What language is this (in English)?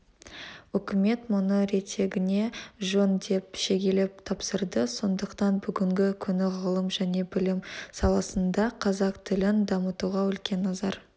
Kazakh